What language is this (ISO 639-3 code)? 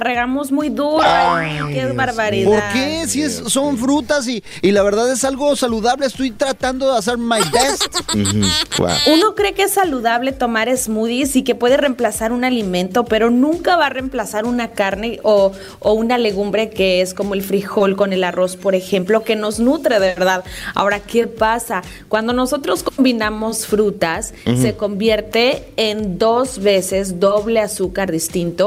spa